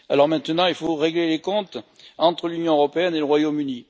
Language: French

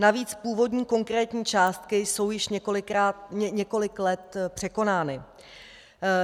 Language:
Czech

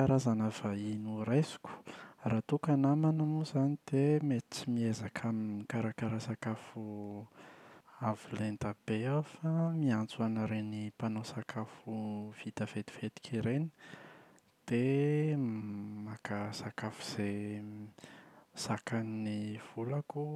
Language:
Malagasy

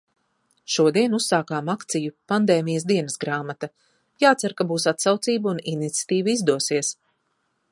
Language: Latvian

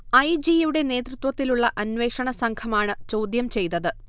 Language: Malayalam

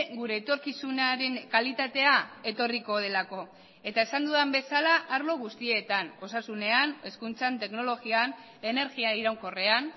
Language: Basque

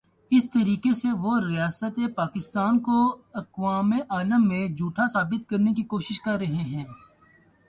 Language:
Urdu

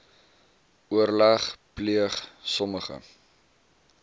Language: Afrikaans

